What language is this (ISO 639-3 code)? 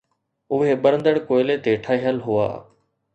snd